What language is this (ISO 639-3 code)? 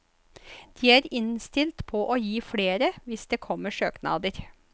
nor